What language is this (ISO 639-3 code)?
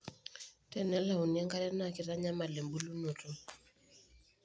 mas